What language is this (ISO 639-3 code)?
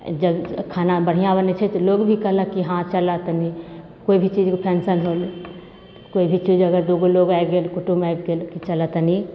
mai